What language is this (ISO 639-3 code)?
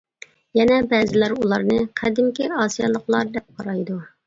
uig